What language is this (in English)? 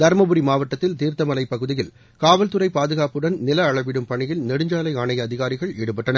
Tamil